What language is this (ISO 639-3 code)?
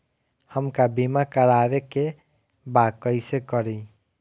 bho